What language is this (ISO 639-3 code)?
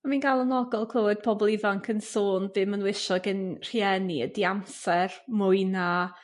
cym